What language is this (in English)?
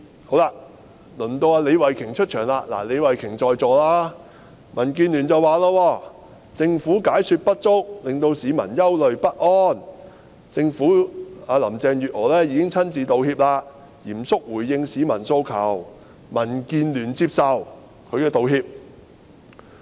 Cantonese